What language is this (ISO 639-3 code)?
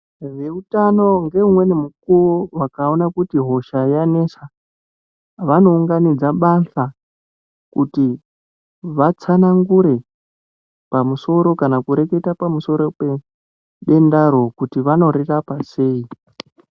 ndc